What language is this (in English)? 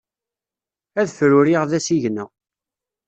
Kabyle